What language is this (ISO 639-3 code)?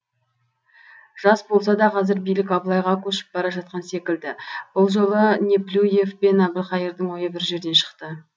kaz